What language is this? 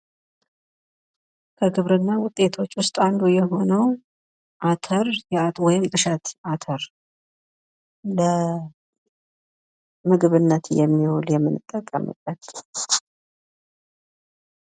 Amharic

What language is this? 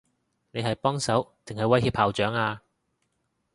Cantonese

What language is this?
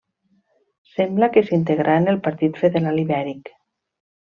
Catalan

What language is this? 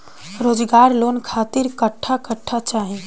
Bhojpuri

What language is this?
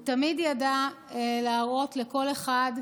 Hebrew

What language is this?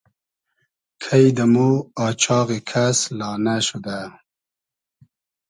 Hazaragi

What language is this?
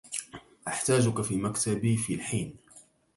Arabic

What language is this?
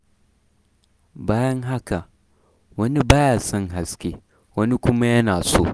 Hausa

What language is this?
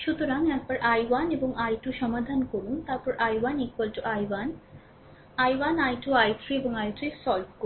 Bangla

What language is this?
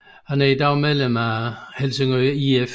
Danish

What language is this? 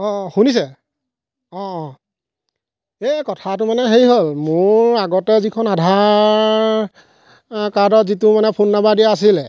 Assamese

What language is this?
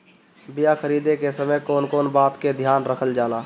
Bhojpuri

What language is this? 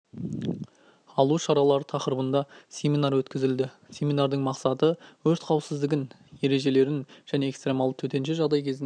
Kazakh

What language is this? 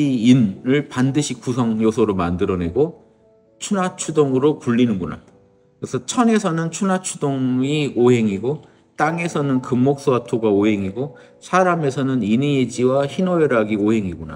Korean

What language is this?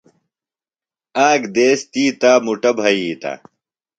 Phalura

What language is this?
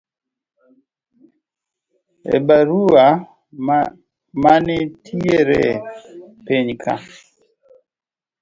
Luo (Kenya and Tanzania)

